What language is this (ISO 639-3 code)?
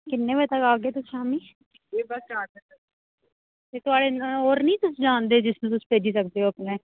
doi